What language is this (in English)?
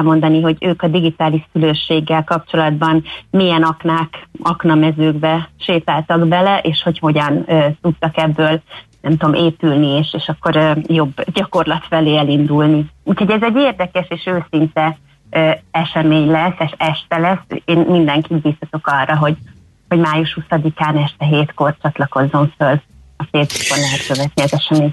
Hungarian